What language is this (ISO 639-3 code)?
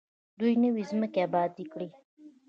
pus